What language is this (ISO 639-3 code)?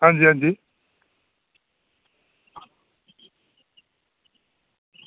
doi